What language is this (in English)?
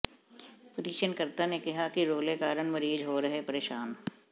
Punjabi